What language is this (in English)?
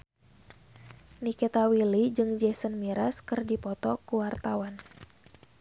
Sundanese